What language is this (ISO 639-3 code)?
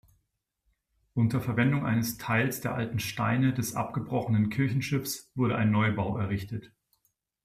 deu